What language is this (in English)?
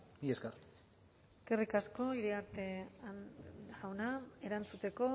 Basque